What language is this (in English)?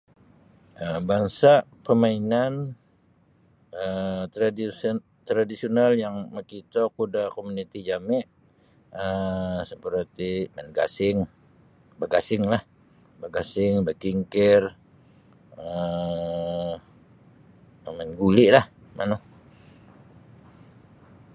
Sabah Bisaya